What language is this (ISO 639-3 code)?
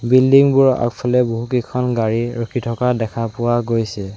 asm